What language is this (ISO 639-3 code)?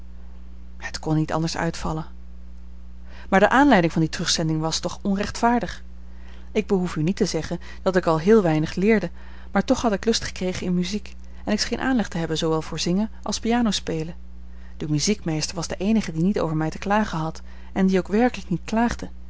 nld